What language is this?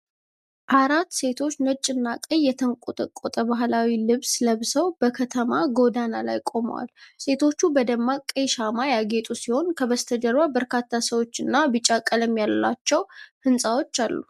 Amharic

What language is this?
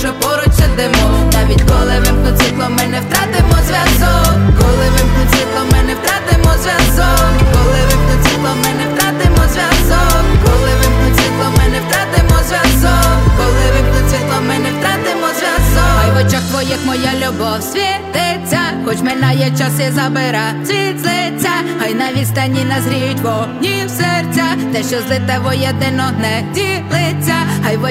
Ukrainian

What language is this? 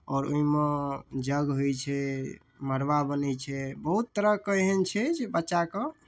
Maithili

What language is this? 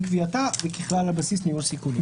Hebrew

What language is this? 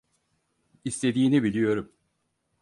Turkish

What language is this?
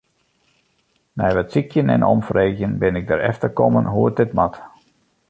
Western Frisian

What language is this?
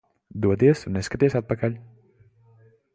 Latvian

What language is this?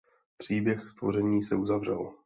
Czech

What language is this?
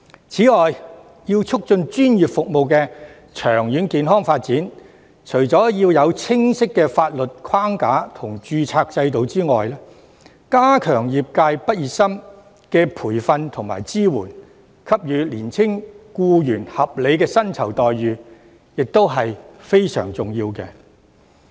Cantonese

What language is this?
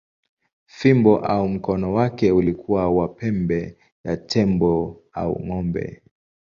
Swahili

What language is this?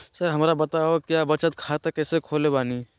Magahi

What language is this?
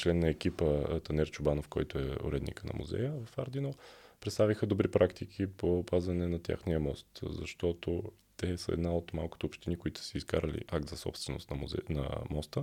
Bulgarian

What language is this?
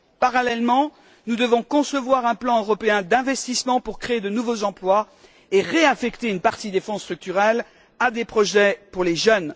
French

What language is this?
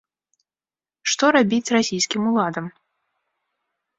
Belarusian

